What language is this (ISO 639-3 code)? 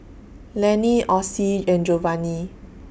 eng